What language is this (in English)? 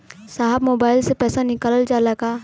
Bhojpuri